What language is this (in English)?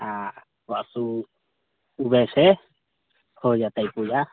Maithili